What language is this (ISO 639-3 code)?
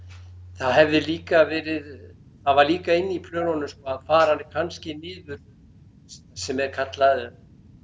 isl